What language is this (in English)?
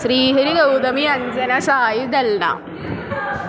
Sanskrit